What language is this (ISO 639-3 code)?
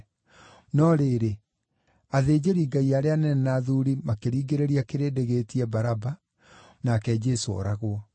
kik